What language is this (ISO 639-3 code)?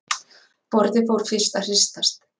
isl